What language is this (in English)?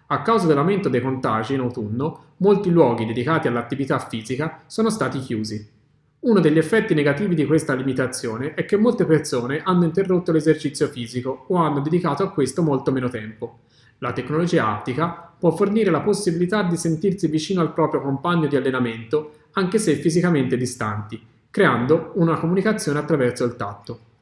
Italian